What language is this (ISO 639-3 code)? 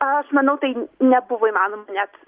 lit